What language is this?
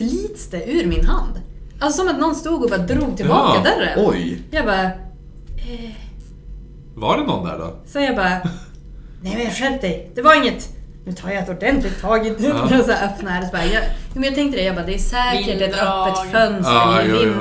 Swedish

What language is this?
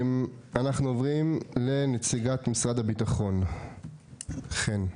Hebrew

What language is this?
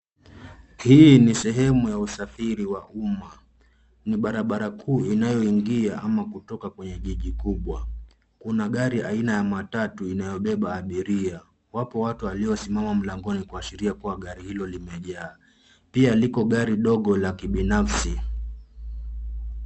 Swahili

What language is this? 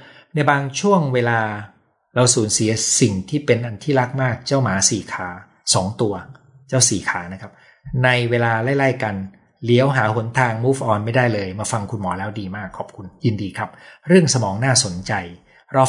Thai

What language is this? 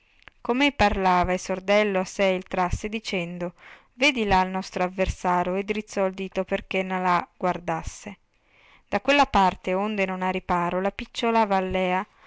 Italian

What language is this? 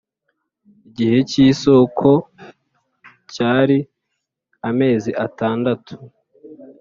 Kinyarwanda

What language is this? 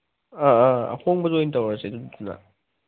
Manipuri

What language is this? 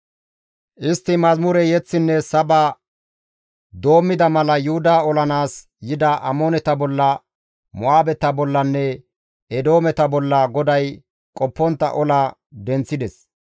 Gamo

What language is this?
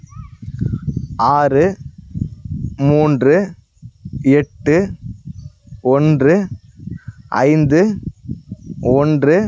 Tamil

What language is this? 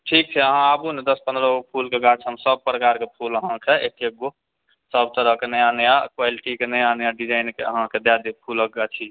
Maithili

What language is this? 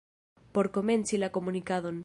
Esperanto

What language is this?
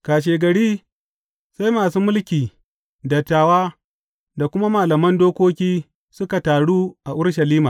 Hausa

